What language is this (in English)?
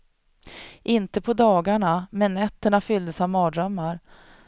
Swedish